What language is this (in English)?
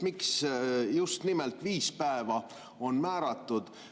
Estonian